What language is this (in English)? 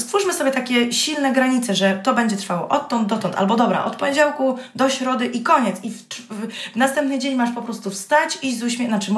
Polish